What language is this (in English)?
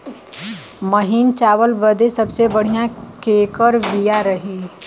Bhojpuri